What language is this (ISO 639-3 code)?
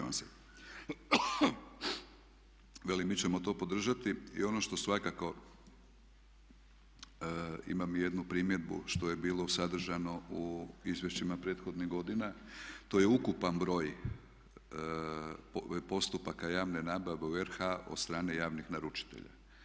hrv